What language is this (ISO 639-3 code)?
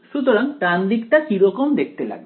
ben